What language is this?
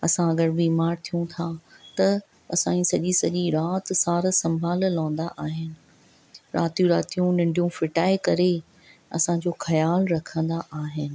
Sindhi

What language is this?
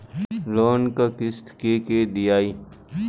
Bhojpuri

